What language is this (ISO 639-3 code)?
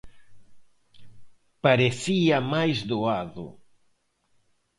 glg